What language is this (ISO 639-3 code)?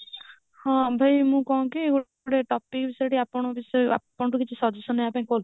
ori